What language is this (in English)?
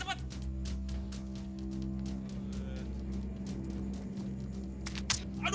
Indonesian